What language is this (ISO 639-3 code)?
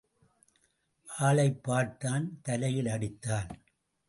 tam